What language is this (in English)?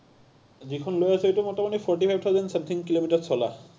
Assamese